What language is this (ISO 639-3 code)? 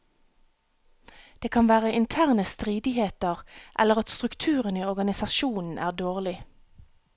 nor